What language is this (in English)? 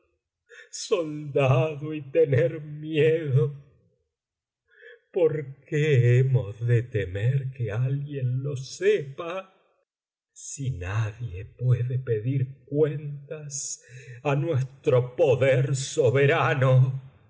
Spanish